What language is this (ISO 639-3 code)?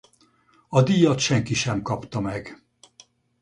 hun